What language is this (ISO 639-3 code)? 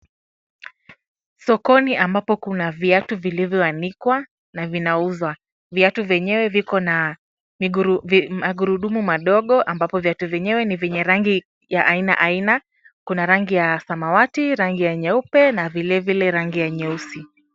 swa